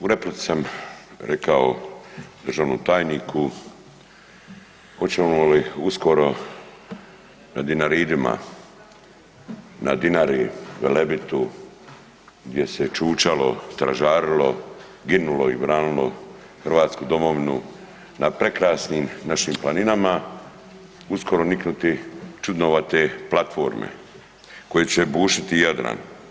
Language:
Croatian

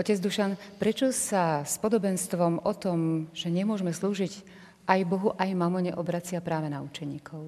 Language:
Slovak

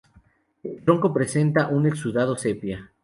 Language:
Spanish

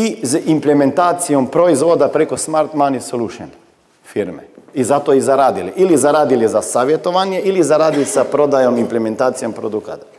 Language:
Croatian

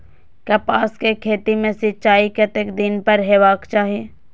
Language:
Maithili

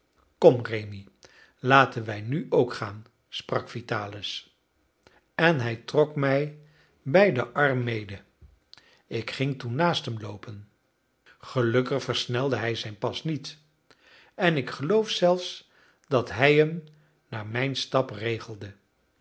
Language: Dutch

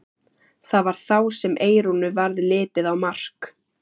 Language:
Icelandic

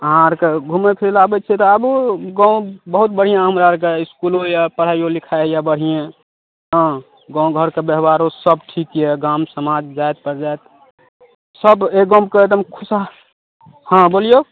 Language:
Maithili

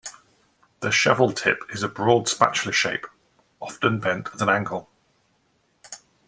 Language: English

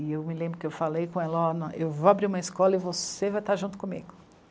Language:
Portuguese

